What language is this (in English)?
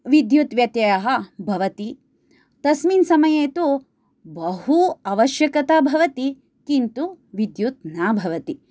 Sanskrit